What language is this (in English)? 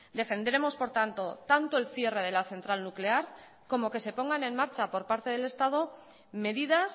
Spanish